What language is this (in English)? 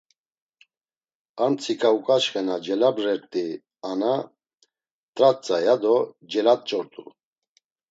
Laz